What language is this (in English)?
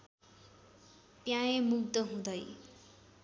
Nepali